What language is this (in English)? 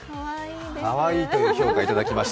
Japanese